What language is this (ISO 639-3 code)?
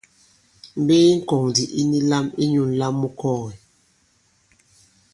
abb